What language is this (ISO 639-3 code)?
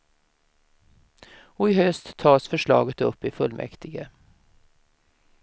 swe